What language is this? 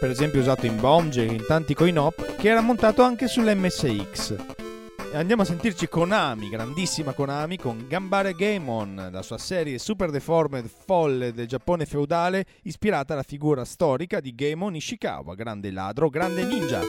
Italian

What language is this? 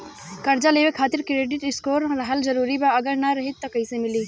Bhojpuri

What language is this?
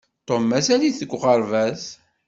Kabyle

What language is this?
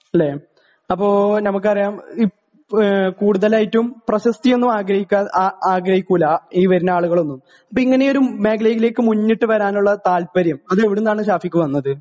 Malayalam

